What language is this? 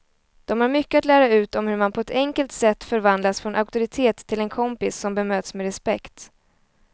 Swedish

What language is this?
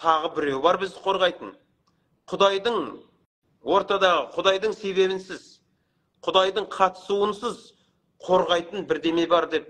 Turkish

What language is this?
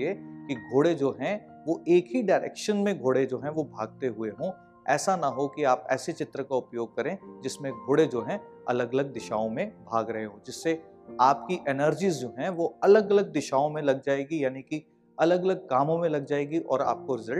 Hindi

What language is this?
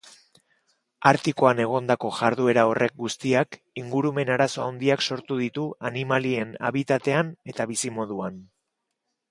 Basque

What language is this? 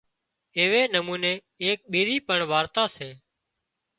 Wadiyara Koli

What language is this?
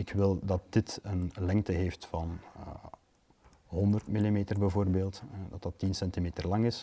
Dutch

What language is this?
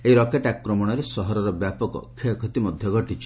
Odia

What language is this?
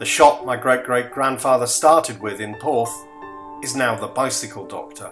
English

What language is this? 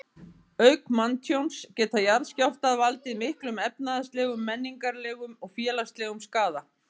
Icelandic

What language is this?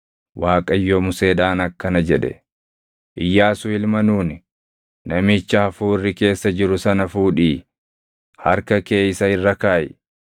Oromo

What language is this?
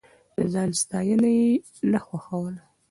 Pashto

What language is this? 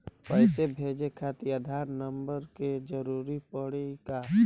Bhojpuri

